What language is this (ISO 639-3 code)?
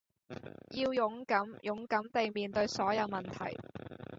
yue